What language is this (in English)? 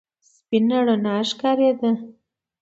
Pashto